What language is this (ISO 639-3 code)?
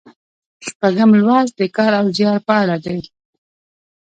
pus